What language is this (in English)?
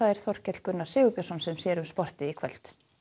Icelandic